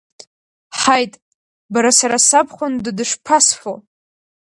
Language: Abkhazian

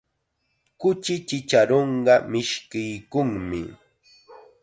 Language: Chiquián Ancash Quechua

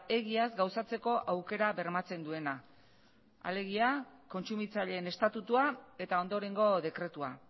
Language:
Basque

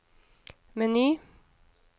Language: Norwegian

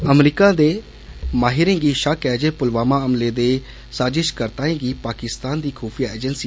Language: Dogri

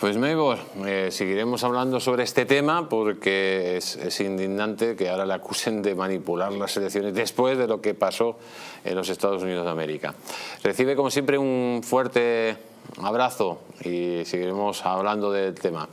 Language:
Spanish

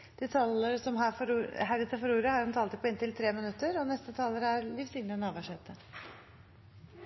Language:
Norwegian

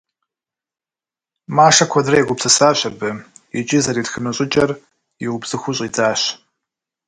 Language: Kabardian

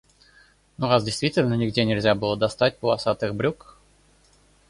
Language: Russian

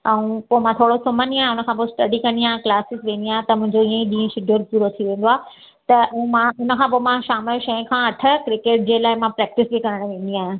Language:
Sindhi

